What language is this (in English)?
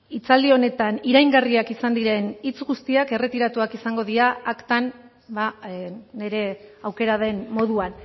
Basque